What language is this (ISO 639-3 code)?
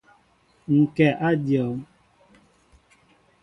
mbo